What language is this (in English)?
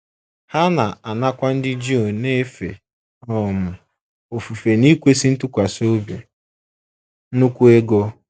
Igbo